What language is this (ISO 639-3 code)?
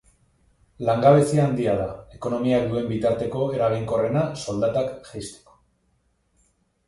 eus